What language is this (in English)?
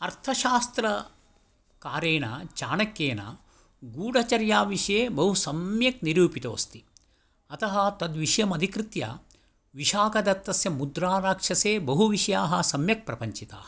Sanskrit